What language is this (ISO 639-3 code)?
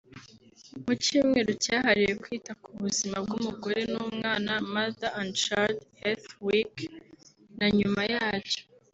kin